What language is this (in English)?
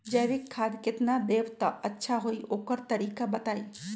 Magahi